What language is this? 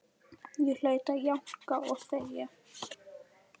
Icelandic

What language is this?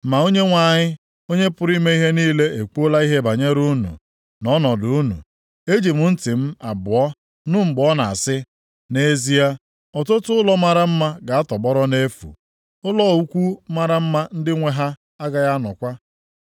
Igbo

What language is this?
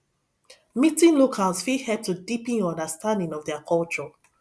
Nigerian Pidgin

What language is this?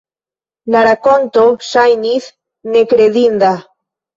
Esperanto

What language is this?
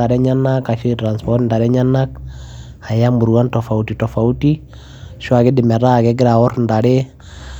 Masai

